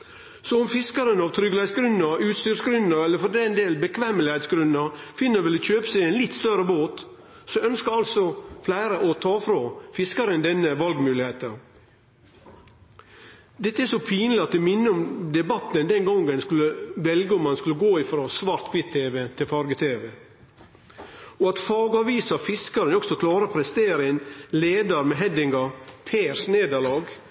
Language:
Norwegian Nynorsk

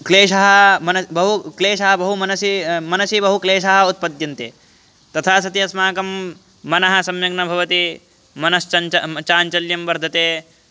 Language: Sanskrit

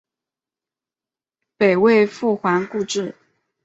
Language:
Chinese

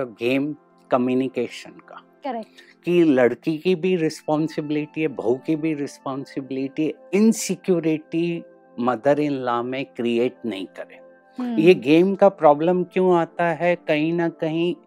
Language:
Hindi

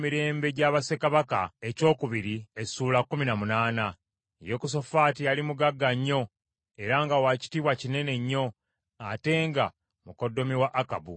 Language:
Ganda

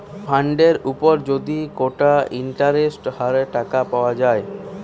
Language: Bangla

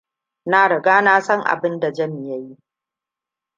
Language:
Hausa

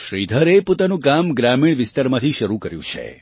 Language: Gujarati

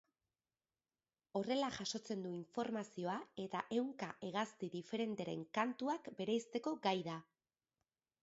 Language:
Basque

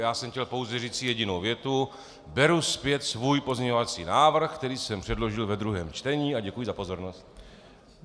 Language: Czech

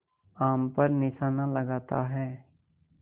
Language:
Hindi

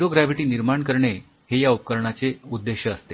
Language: Marathi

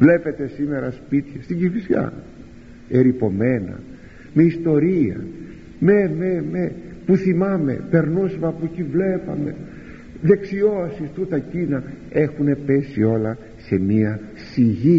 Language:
Greek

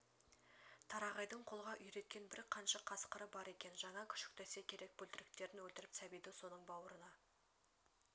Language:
Kazakh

